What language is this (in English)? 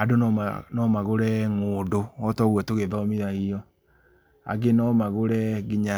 Kikuyu